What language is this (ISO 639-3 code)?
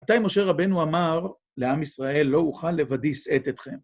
heb